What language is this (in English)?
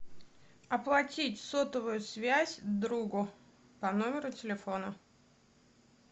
Russian